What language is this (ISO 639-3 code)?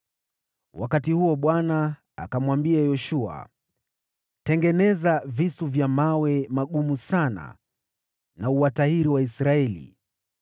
swa